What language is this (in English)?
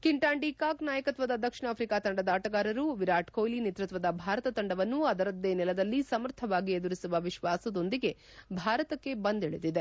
Kannada